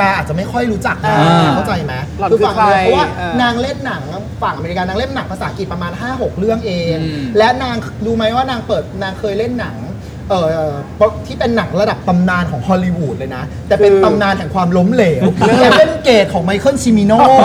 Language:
Thai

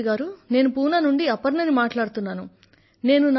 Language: Telugu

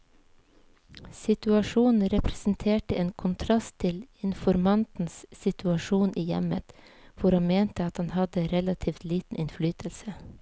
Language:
Norwegian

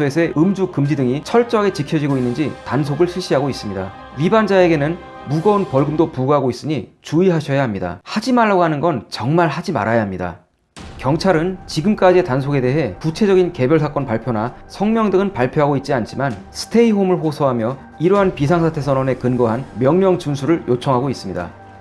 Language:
Korean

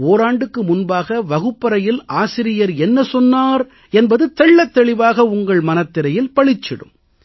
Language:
Tamil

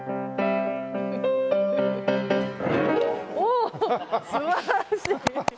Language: Japanese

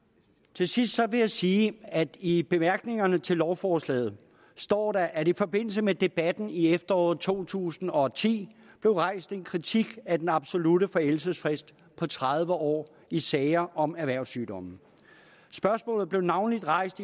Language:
Danish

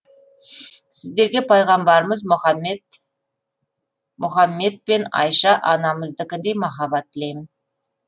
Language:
Kazakh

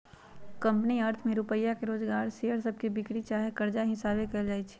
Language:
Magahi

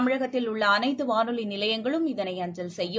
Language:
Tamil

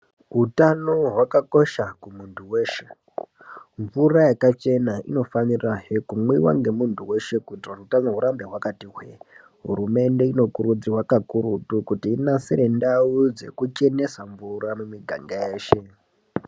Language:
Ndau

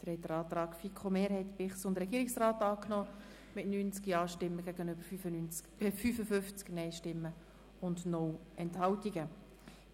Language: Swiss German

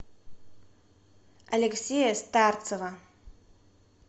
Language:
Russian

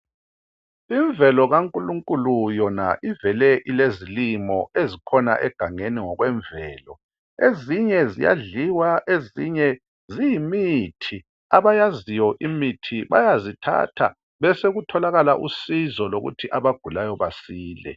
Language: North Ndebele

